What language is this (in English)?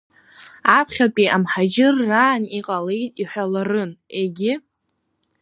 Abkhazian